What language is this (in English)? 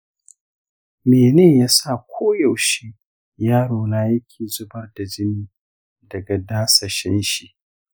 Hausa